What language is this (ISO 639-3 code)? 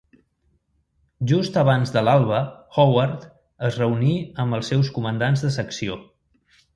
cat